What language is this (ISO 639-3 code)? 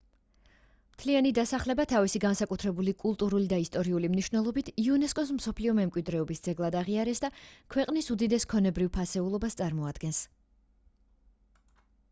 kat